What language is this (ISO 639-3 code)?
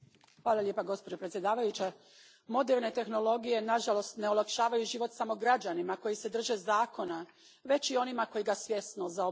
hrv